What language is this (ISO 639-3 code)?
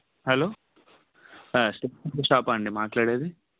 tel